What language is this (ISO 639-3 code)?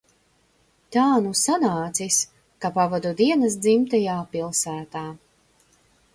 lav